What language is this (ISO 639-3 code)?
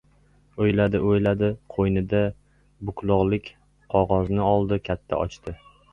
uzb